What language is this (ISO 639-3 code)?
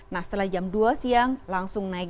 ind